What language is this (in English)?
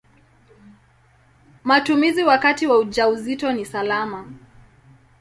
Swahili